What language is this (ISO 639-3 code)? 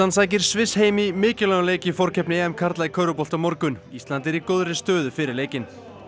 isl